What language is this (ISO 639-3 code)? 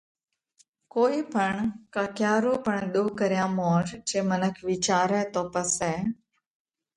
kvx